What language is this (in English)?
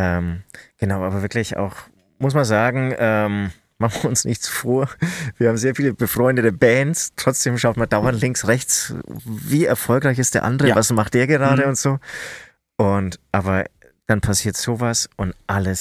German